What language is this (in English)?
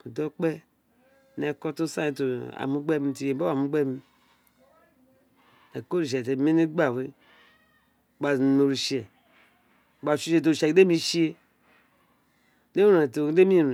Isekiri